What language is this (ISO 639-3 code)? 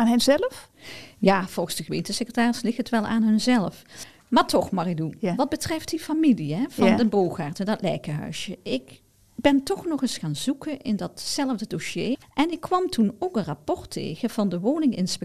nld